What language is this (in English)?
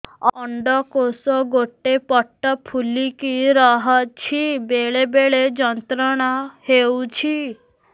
Odia